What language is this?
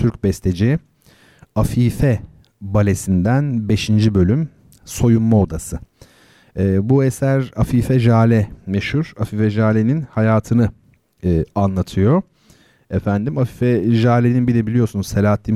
Turkish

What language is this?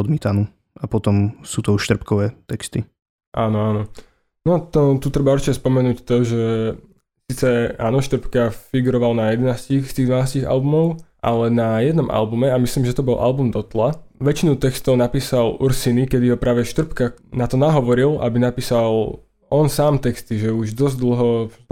Slovak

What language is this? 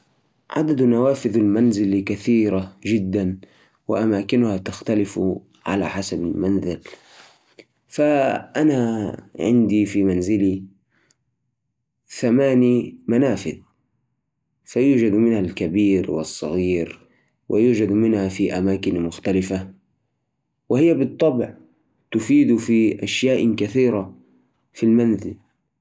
Najdi Arabic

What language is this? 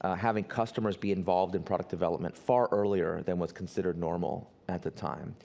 English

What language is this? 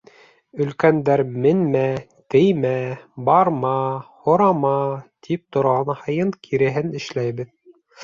Bashkir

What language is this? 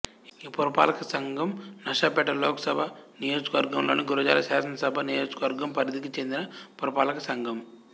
Telugu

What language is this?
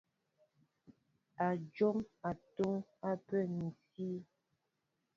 Mbo (Cameroon)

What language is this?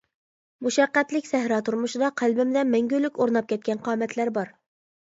Uyghur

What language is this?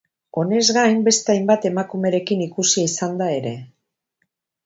Basque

